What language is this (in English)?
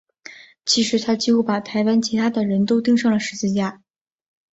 Chinese